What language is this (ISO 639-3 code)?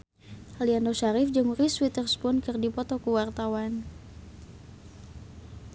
sun